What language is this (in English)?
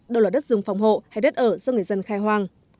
Vietnamese